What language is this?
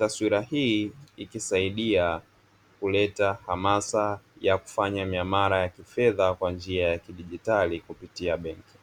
Swahili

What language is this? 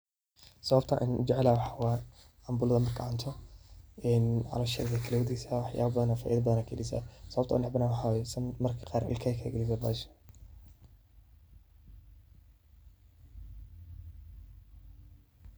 Somali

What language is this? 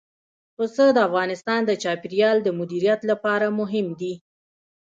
Pashto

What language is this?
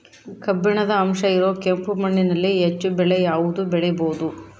Kannada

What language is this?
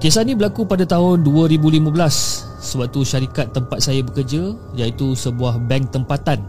Malay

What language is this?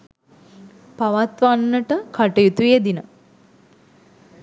Sinhala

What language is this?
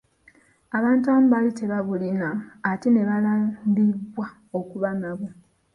Ganda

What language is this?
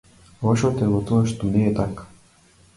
Macedonian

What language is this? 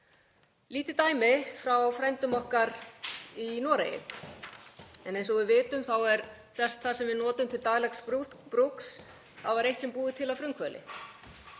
Icelandic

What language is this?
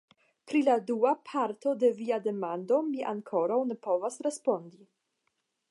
Esperanto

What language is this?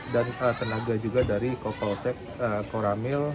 Indonesian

